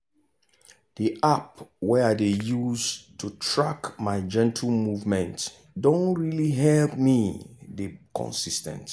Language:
Nigerian Pidgin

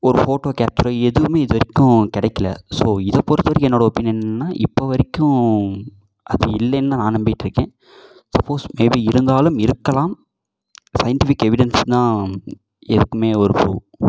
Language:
Tamil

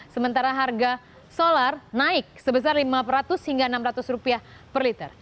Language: Indonesian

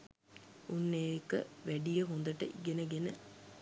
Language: Sinhala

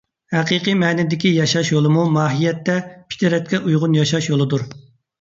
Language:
Uyghur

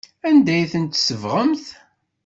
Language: Kabyle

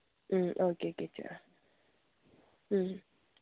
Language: Manipuri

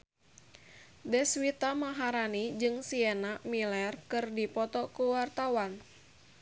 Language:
Sundanese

